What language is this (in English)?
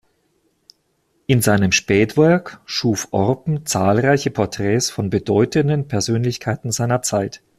German